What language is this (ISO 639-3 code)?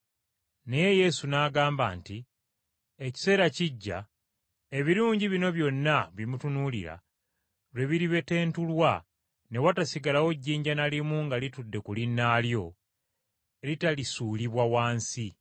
lug